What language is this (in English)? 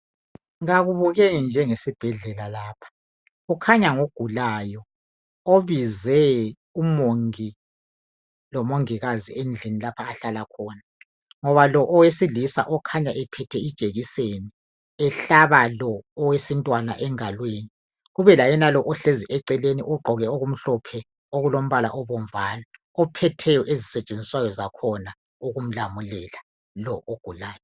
North Ndebele